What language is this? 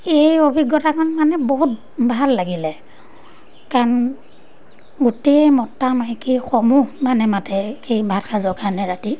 Assamese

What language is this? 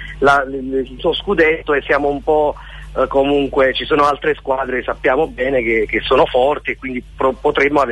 Italian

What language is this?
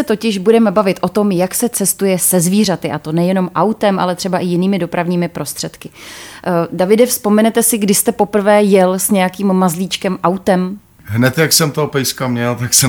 Czech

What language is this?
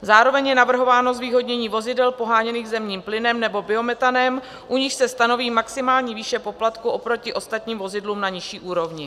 Czech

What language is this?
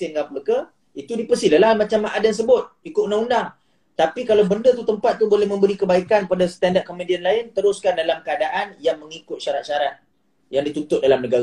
Malay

